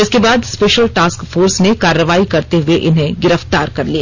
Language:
Hindi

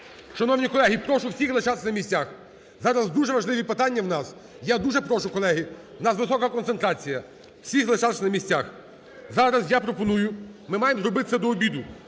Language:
Ukrainian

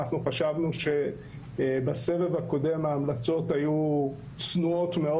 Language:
Hebrew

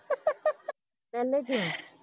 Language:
Punjabi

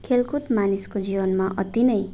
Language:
Nepali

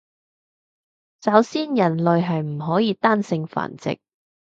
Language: Cantonese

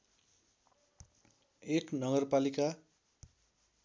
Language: Nepali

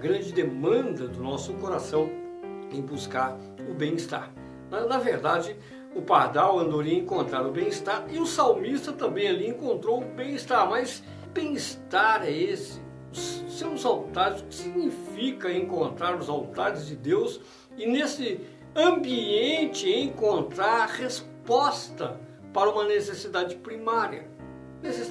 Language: Portuguese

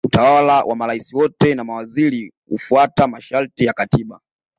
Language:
Swahili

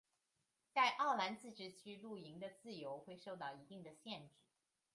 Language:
Chinese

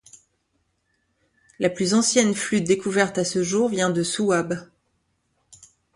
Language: French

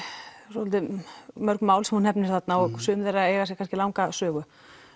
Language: Icelandic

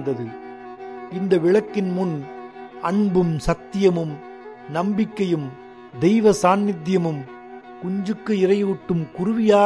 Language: Tamil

